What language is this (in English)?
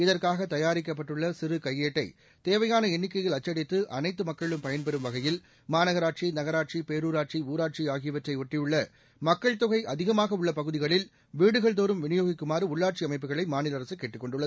Tamil